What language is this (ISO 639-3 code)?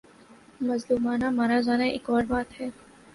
urd